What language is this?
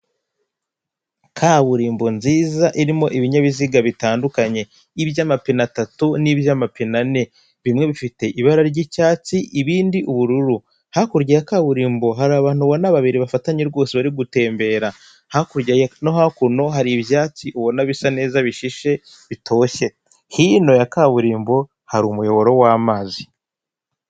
Kinyarwanda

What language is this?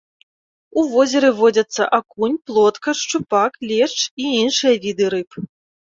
Belarusian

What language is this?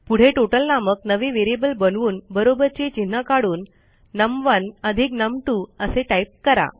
Marathi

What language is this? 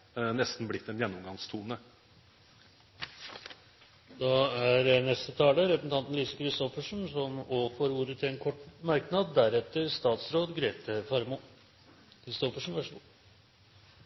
Norwegian Bokmål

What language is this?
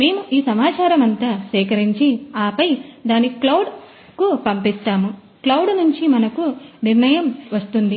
Telugu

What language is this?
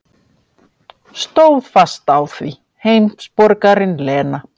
Icelandic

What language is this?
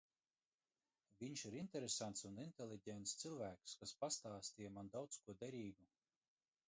Latvian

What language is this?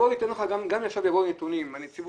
Hebrew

